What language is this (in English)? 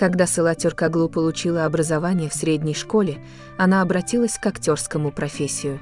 Russian